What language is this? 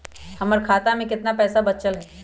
Magahi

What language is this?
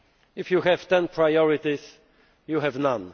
English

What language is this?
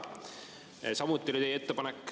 Estonian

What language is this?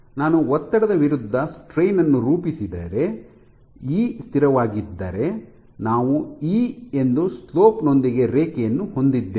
Kannada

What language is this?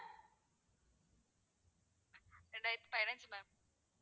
Tamil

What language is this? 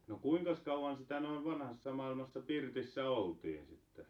Finnish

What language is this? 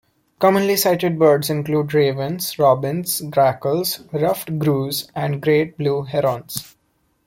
English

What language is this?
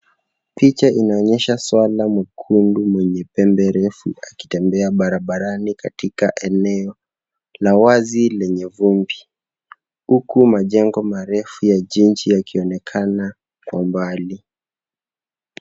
Swahili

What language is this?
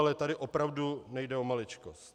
Czech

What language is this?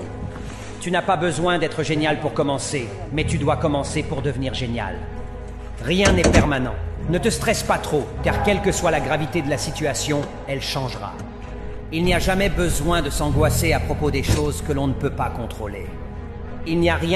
French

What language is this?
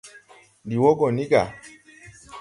Tupuri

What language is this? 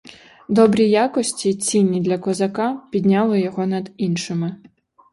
Ukrainian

